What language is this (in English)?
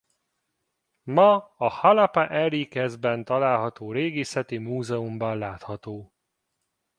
Hungarian